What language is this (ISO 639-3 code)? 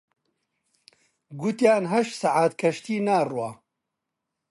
ckb